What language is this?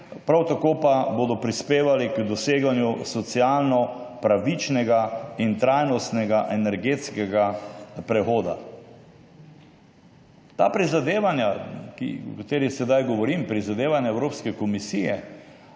Slovenian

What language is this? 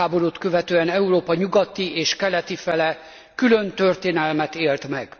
Hungarian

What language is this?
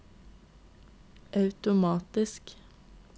Norwegian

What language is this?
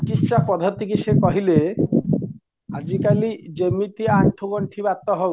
Odia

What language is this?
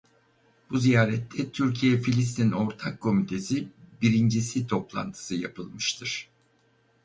Turkish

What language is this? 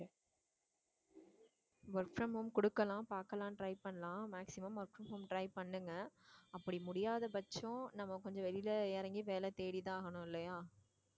Tamil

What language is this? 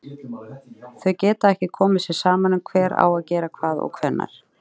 Icelandic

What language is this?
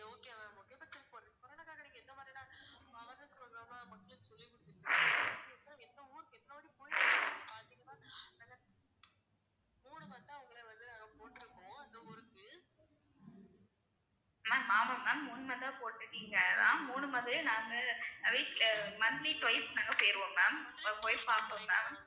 Tamil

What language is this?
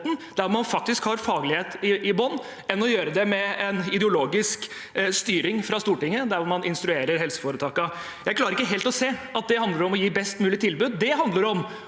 Norwegian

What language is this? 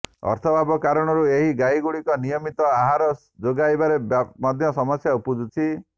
Odia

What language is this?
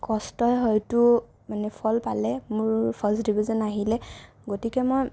Assamese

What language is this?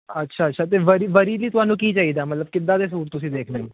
Punjabi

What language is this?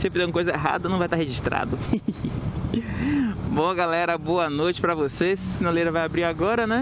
Portuguese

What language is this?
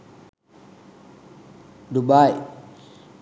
Sinhala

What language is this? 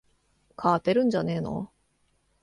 Japanese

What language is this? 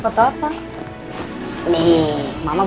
Indonesian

